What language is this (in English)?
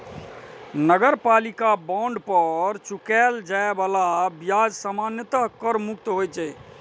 Maithili